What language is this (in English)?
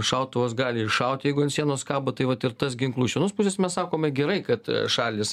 Lithuanian